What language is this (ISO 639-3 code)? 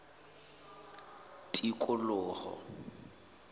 sot